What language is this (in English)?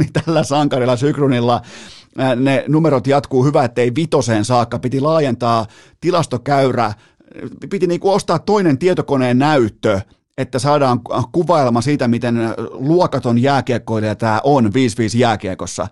Finnish